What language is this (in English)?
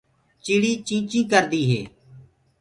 Gurgula